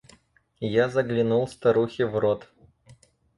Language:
Russian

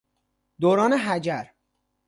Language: Persian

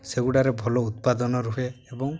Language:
Odia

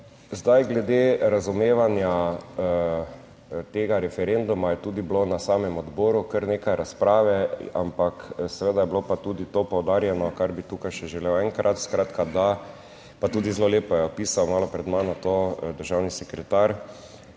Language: Slovenian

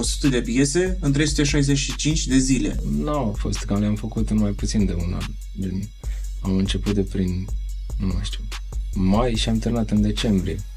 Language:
Romanian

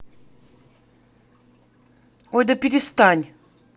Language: Russian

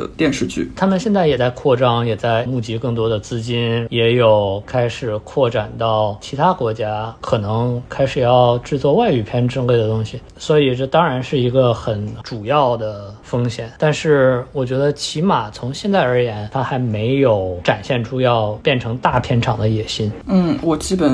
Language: Chinese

